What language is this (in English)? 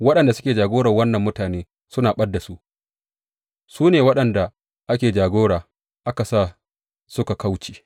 Hausa